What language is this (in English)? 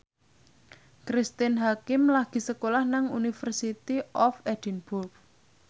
Javanese